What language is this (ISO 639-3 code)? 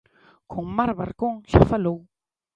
glg